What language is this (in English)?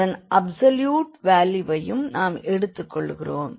Tamil